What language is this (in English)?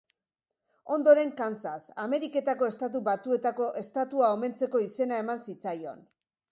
Basque